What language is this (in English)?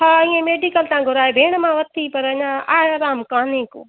Sindhi